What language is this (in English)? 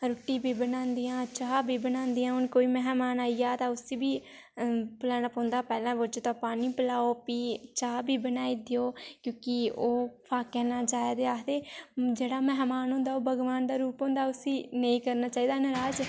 Dogri